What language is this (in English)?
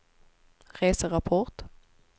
Swedish